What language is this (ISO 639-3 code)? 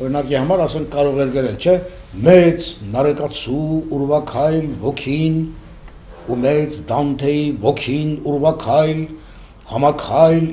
tur